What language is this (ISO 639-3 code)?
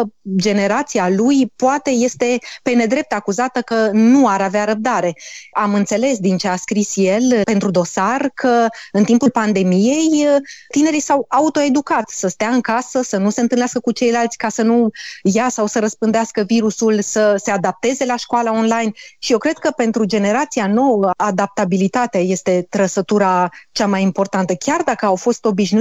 ron